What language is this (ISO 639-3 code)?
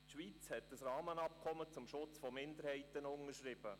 gsw